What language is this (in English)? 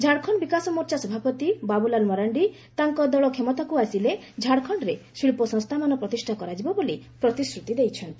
Odia